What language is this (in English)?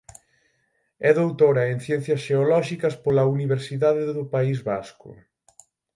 Galician